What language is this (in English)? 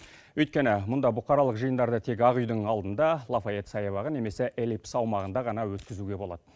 Kazakh